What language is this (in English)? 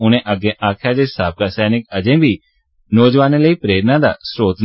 Dogri